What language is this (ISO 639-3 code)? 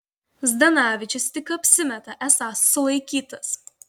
lit